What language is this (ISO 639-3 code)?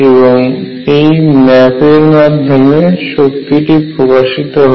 ben